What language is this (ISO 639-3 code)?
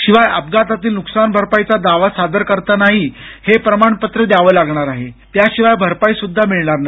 mar